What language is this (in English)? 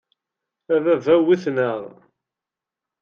Kabyle